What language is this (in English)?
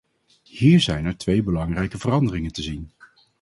Dutch